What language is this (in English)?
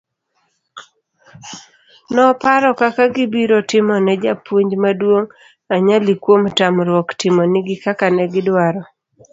Luo (Kenya and Tanzania)